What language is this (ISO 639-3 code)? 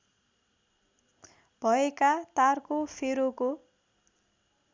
nep